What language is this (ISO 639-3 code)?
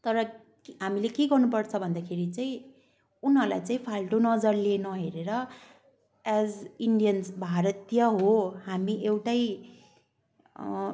nep